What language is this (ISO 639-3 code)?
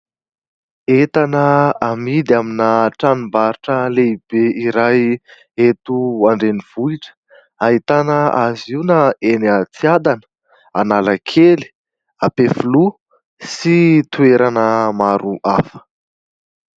mlg